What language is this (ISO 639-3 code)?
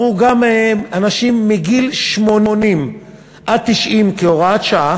heb